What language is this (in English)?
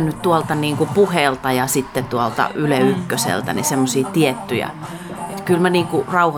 Finnish